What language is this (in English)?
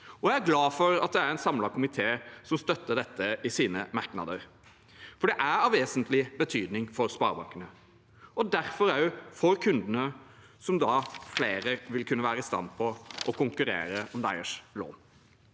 Norwegian